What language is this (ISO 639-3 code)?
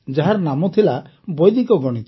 ori